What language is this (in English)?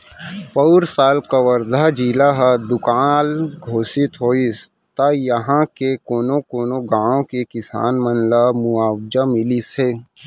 Chhattisgarhi